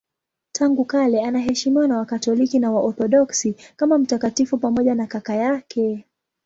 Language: Swahili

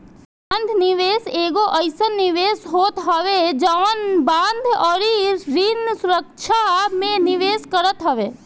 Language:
Bhojpuri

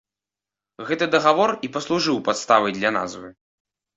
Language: Belarusian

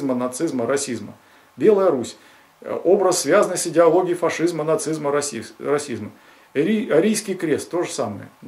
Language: Russian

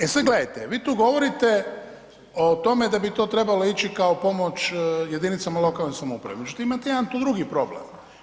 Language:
Croatian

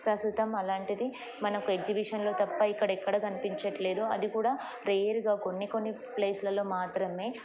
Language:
Telugu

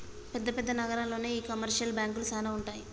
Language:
Telugu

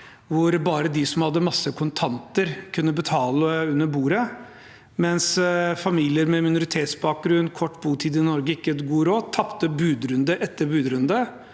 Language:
Norwegian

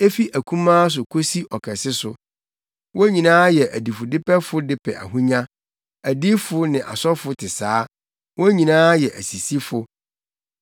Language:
Akan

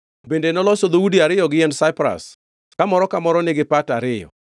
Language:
Luo (Kenya and Tanzania)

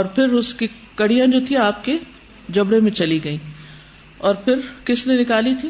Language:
Urdu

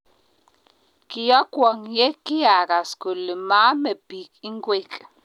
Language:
Kalenjin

